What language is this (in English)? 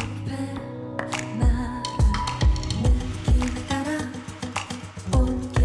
Dutch